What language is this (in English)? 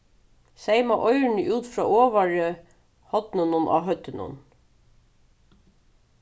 Faroese